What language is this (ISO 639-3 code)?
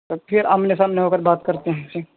urd